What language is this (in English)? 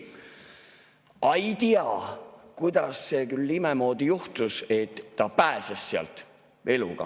Estonian